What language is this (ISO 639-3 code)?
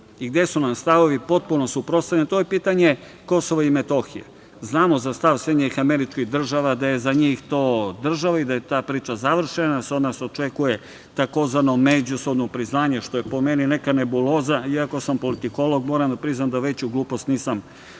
srp